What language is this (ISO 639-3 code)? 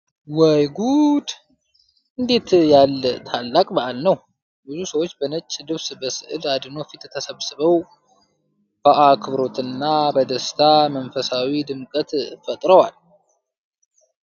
amh